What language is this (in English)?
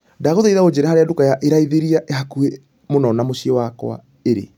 Kikuyu